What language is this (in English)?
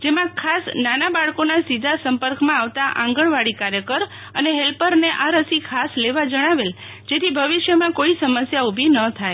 Gujarati